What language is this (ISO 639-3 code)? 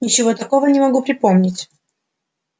rus